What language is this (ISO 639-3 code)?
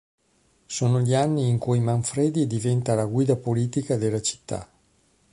ita